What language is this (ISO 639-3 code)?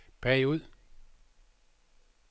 dan